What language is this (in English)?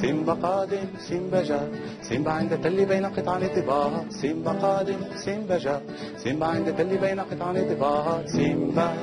Arabic